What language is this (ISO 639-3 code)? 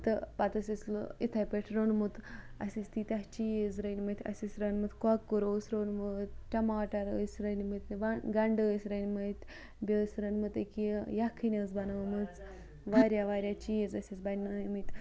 kas